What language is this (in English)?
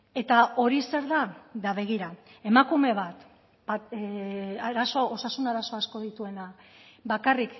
Basque